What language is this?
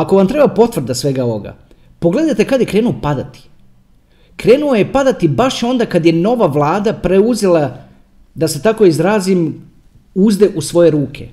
Croatian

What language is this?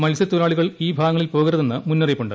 Malayalam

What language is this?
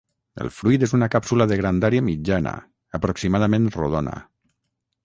Catalan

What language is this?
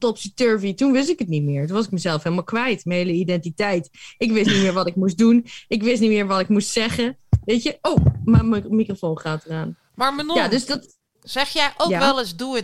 Dutch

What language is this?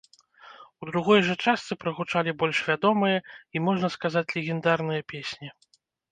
Belarusian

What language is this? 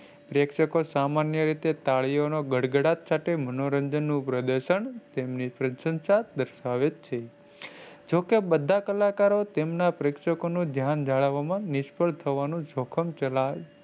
Gujarati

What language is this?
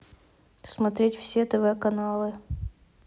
Russian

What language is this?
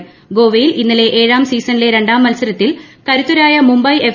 Malayalam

